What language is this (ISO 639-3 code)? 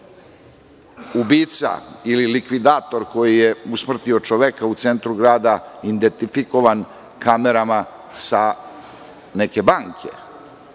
srp